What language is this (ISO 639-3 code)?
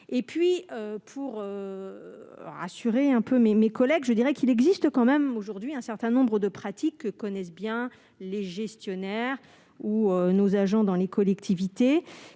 fra